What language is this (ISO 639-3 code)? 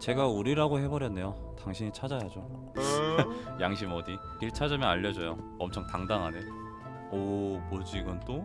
kor